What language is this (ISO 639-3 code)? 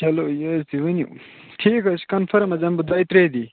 kas